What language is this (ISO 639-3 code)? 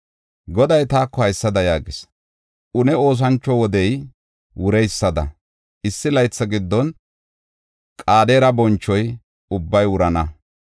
gof